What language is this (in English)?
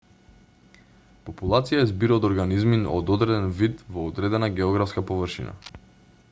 Macedonian